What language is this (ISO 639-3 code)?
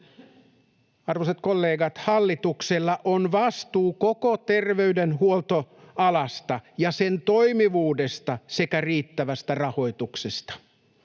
fin